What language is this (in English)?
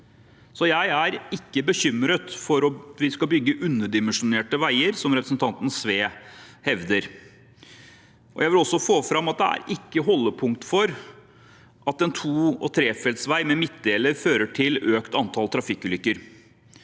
Norwegian